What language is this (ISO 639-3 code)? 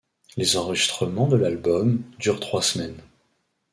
fra